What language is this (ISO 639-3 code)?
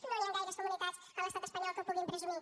cat